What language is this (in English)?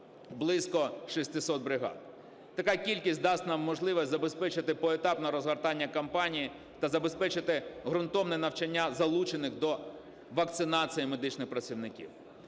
Ukrainian